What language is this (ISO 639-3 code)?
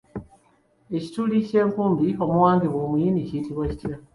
lug